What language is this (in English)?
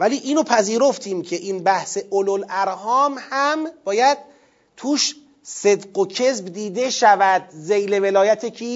Persian